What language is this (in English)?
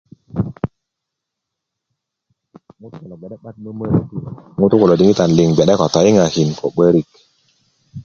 Kuku